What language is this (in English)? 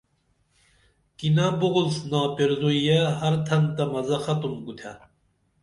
Dameli